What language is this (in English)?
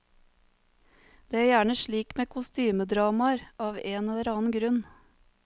Norwegian